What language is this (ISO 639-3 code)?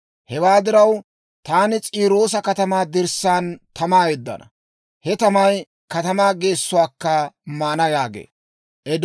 dwr